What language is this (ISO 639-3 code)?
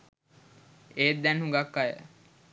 sin